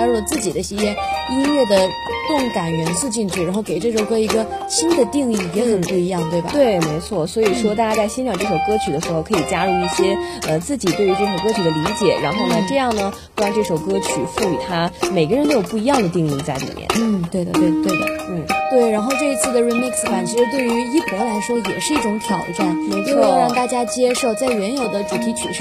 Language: Chinese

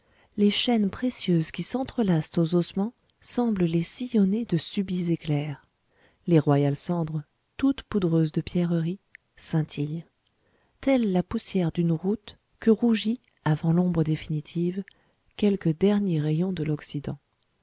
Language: French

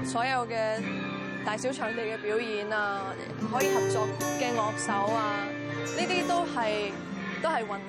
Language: Chinese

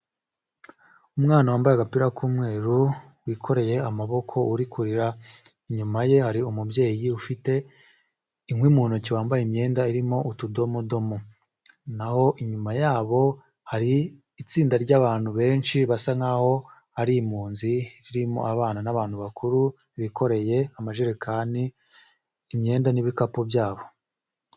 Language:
Kinyarwanda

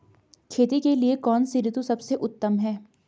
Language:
Hindi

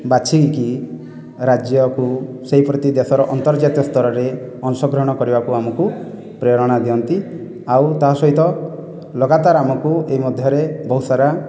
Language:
Odia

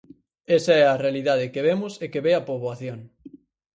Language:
Galician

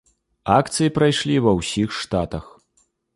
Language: Belarusian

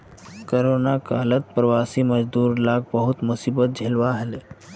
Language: Magahi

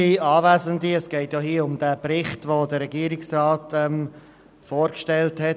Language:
Swiss German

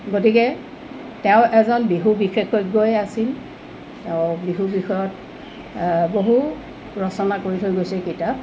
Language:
Assamese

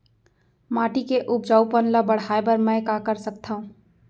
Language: Chhattisgarhi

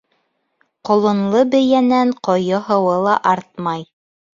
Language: Bashkir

